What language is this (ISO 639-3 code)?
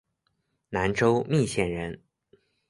zho